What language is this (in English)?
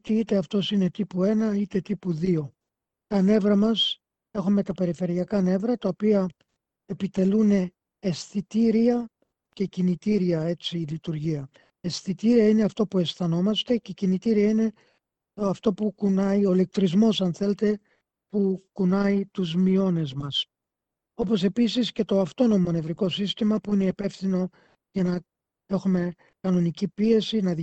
Greek